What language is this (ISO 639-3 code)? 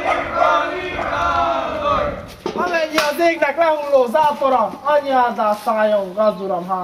hun